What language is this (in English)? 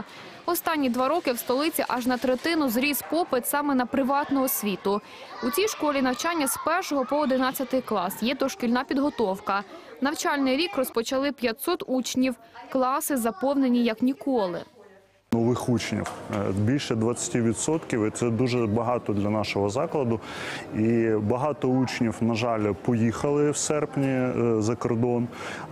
Ukrainian